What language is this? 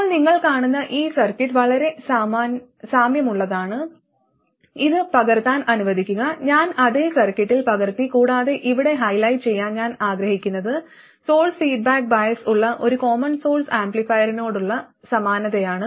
Malayalam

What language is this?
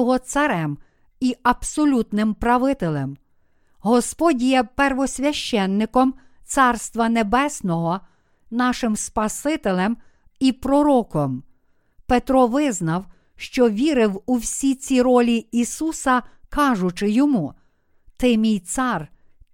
Ukrainian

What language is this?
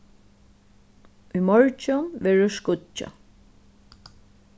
Faroese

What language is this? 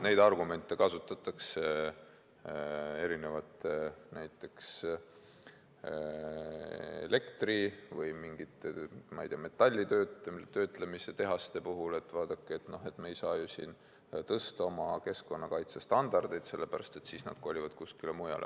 Estonian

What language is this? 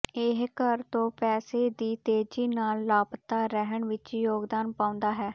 Punjabi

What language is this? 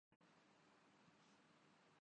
Urdu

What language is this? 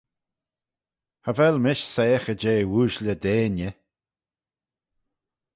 Manx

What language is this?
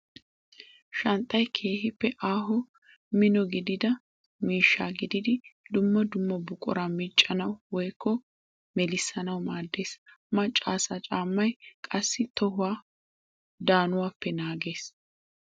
Wolaytta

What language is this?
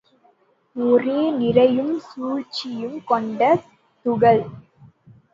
Tamil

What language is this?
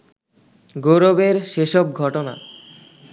Bangla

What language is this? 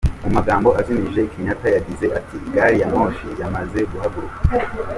Kinyarwanda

